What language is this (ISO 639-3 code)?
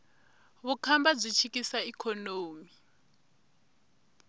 tso